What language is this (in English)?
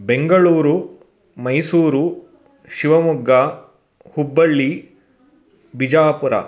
Sanskrit